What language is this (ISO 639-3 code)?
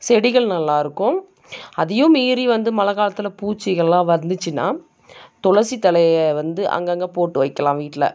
tam